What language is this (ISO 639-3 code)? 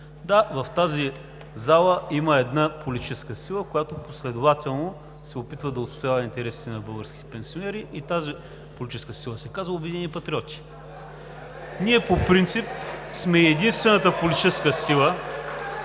bul